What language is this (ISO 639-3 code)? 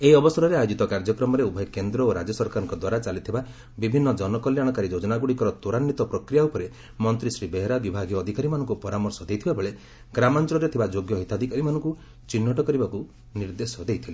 ori